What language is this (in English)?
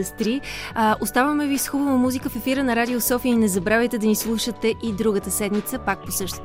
Bulgarian